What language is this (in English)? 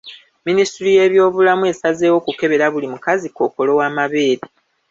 Ganda